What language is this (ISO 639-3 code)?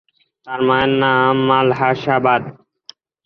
ben